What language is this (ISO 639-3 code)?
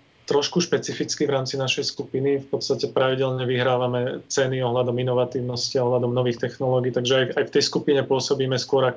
slk